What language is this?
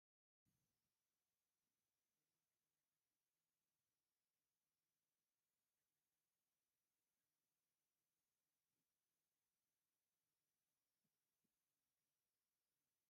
Tigrinya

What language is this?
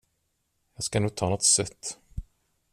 Swedish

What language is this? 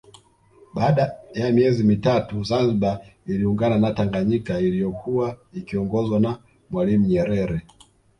Swahili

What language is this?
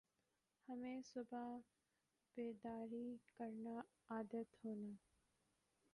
Urdu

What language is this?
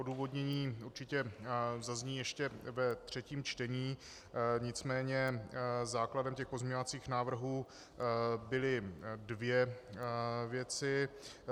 Czech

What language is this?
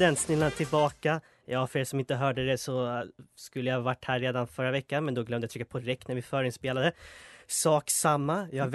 Swedish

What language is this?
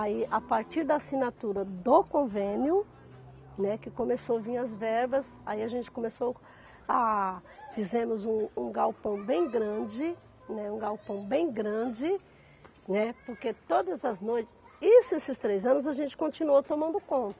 Portuguese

